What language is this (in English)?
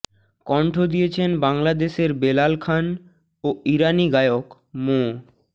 Bangla